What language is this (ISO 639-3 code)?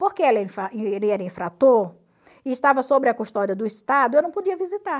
por